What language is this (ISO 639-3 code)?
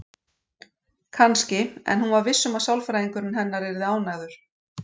isl